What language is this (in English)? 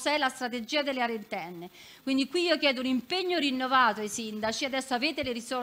Italian